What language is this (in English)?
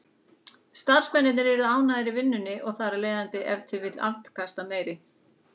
Icelandic